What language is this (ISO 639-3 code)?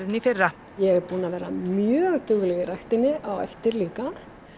isl